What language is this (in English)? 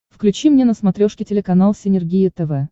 Russian